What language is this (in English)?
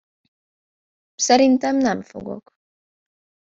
Hungarian